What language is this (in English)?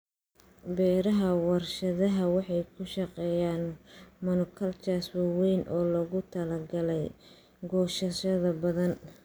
Somali